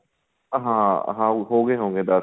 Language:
Punjabi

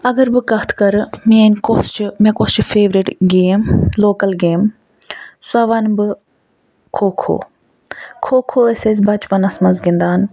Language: Kashmiri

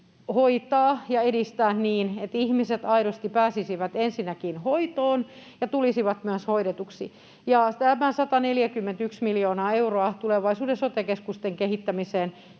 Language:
Finnish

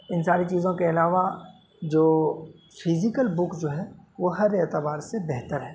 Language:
Urdu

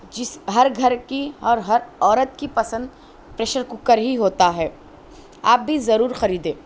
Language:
Urdu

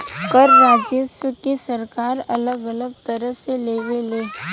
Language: Bhojpuri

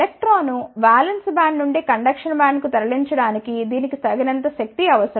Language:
Telugu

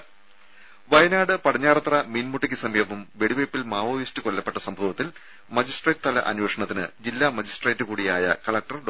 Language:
Malayalam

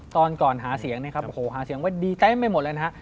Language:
Thai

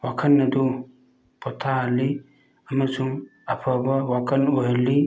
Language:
Manipuri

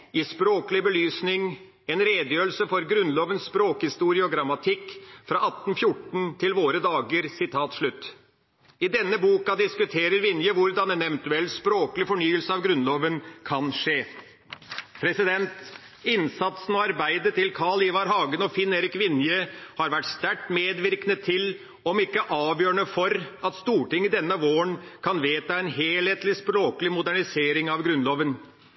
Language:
Norwegian Bokmål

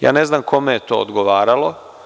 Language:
Serbian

